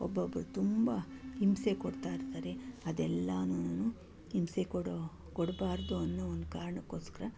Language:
Kannada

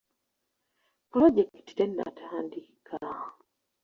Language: Ganda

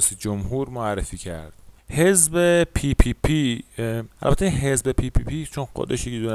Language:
Persian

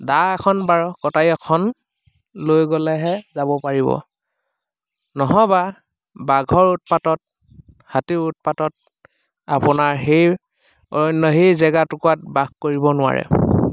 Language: Assamese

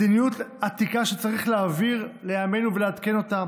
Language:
Hebrew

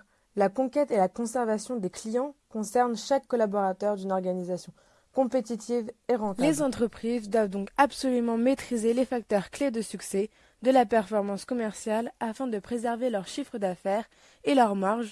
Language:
French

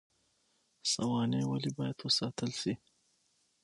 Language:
Pashto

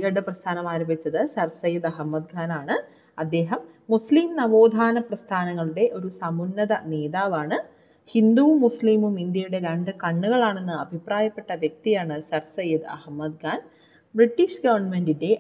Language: Malayalam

